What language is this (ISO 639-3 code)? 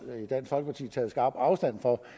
dan